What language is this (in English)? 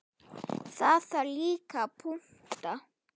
Icelandic